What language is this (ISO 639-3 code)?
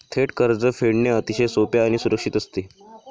mar